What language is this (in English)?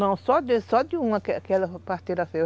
Portuguese